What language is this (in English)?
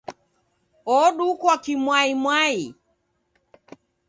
Taita